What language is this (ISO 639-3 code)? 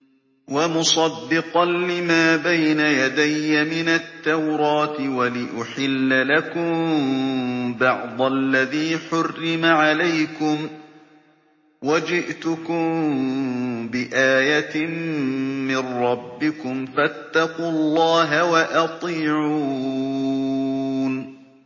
ara